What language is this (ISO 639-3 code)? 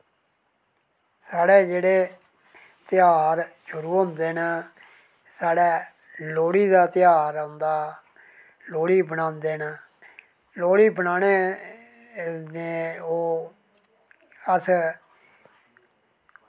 doi